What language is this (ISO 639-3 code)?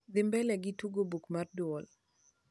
luo